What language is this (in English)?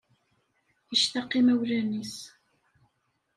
Kabyle